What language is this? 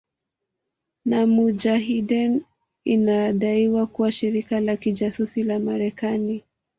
Swahili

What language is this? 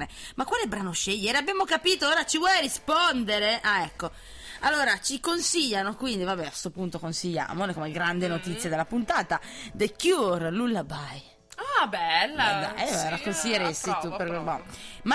Italian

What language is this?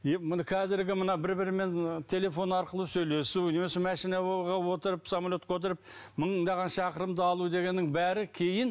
Kazakh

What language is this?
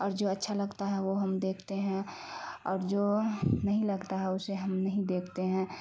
Urdu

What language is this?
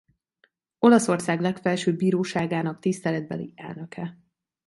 Hungarian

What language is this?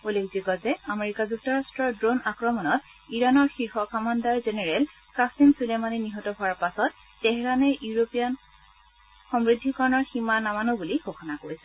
Assamese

